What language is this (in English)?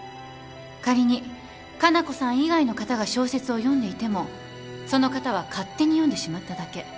Japanese